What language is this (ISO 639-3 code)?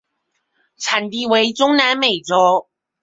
zho